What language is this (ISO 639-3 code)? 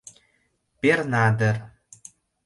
chm